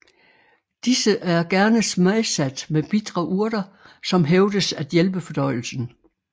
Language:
Danish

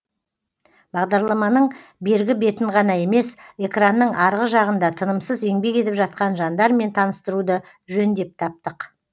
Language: Kazakh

